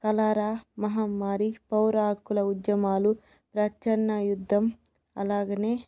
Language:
Telugu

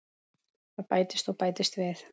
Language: Icelandic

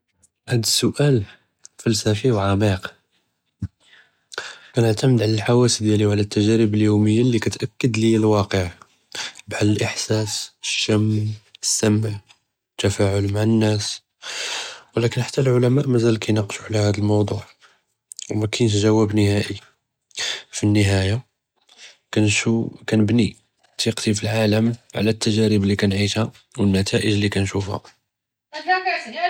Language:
Judeo-Arabic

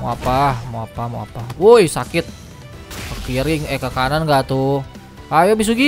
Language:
Indonesian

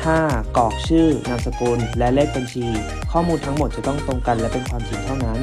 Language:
Thai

